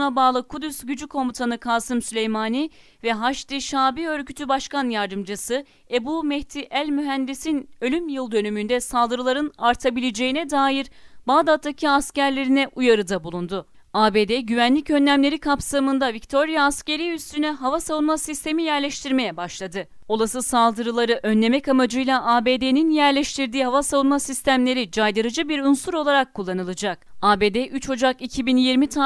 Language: Turkish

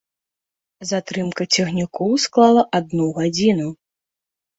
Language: Belarusian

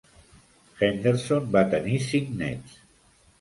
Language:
Catalan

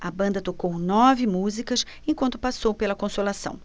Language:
Portuguese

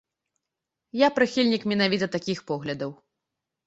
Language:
Belarusian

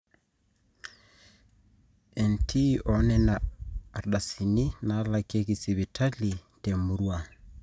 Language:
Masai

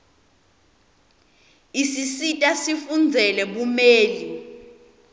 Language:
Swati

